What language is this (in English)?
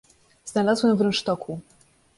Polish